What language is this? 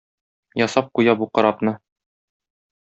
Tatar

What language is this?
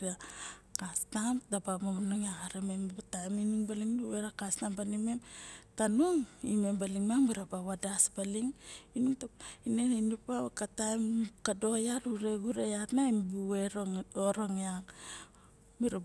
Barok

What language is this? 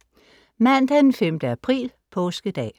Danish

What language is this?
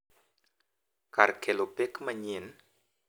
Luo (Kenya and Tanzania)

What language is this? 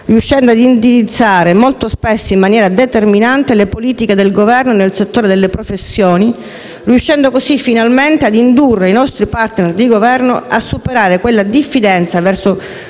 Italian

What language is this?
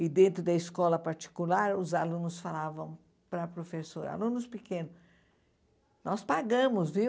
Portuguese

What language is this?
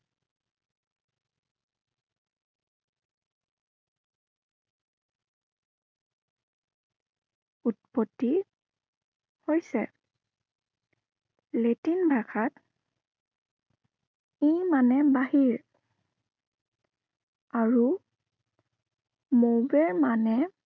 Assamese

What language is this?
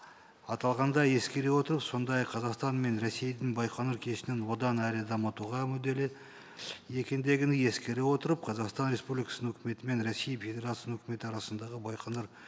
Kazakh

